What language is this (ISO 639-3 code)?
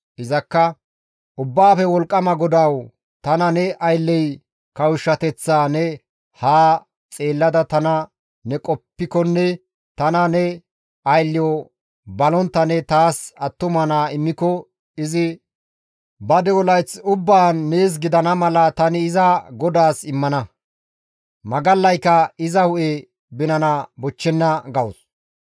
gmv